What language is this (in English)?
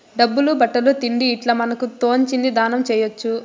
Telugu